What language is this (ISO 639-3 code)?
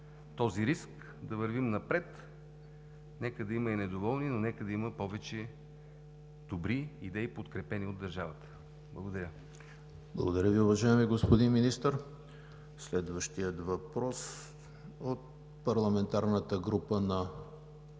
bul